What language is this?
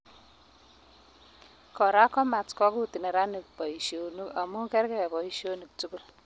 Kalenjin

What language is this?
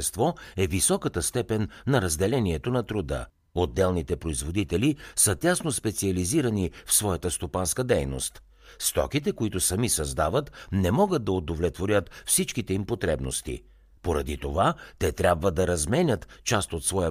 Bulgarian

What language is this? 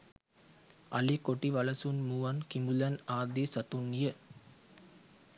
Sinhala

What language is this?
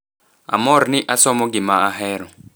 Luo (Kenya and Tanzania)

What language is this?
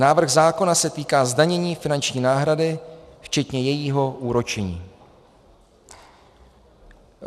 Czech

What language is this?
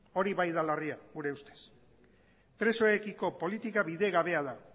Basque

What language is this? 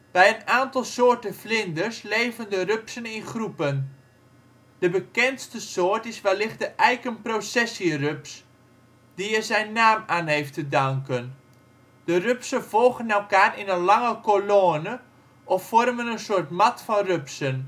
Dutch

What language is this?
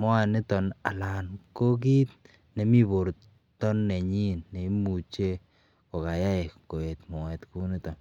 Kalenjin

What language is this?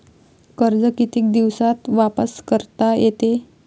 Marathi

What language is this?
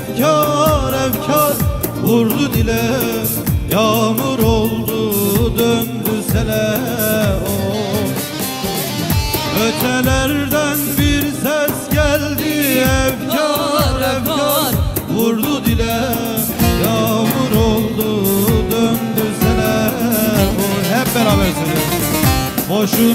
Arabic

